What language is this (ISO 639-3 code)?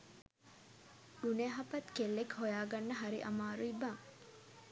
sin